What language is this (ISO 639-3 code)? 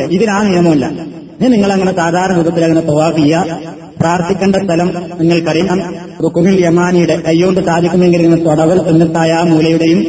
mal